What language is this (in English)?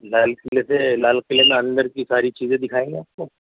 Urdu